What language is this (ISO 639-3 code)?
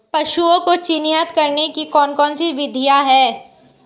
hin